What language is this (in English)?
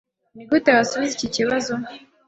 Kinyarwanda